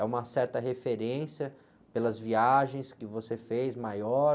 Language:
Portuguese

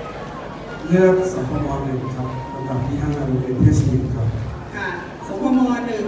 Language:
Thai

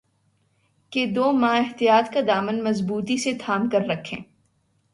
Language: Urdu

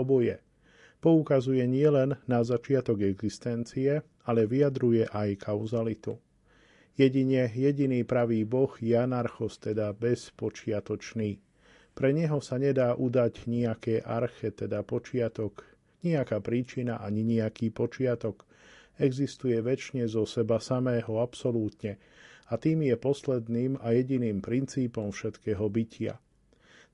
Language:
Slovak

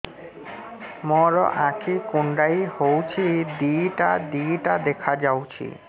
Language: Odia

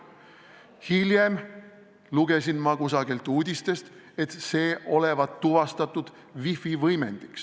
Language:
Estonian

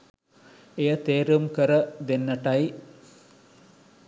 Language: Sinhala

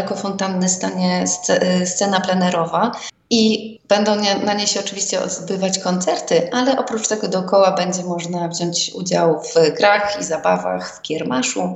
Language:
Polish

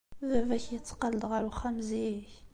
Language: Kabyle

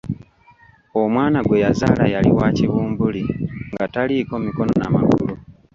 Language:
Ganda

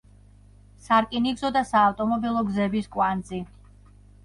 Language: Georgian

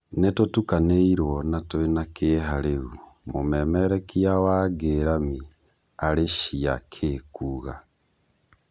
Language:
Kikuyu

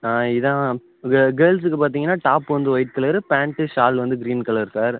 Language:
Tamil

